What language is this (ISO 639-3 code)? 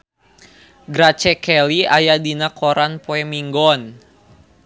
sun